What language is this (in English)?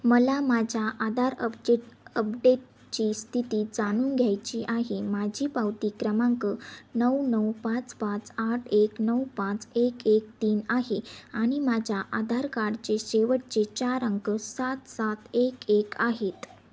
Marathi